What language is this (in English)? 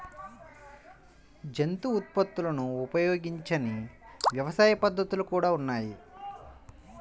Telugu